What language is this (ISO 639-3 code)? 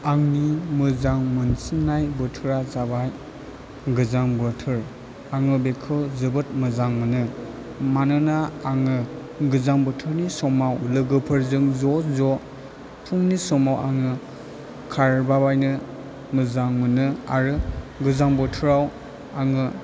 brx